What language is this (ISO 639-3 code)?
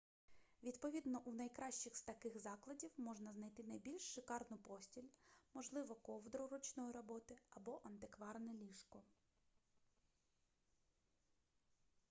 ukr